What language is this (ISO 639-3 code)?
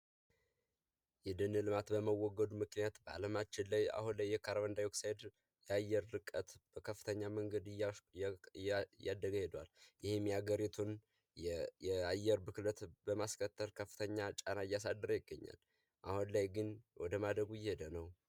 amh